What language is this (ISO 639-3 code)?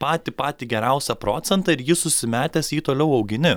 lit